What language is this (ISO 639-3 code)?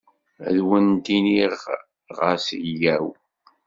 kab